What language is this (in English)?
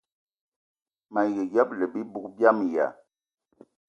Eton (Cameroon)